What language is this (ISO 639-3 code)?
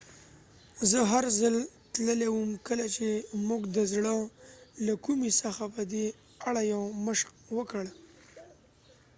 pus